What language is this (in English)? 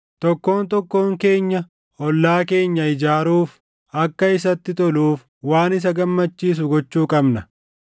Oromo